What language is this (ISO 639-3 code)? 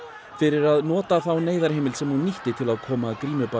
isl